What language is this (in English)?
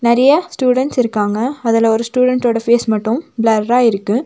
Tamil